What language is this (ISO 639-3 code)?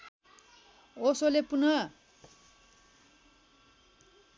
nep